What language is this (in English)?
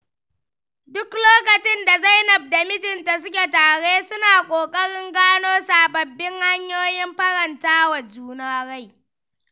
Hausa